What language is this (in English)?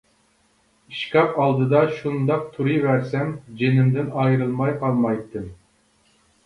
Uyghur